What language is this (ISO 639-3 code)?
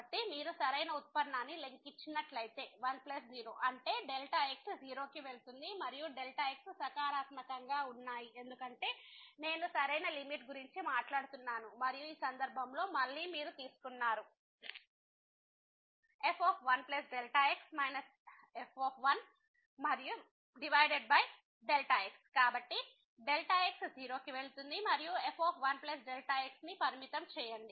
tel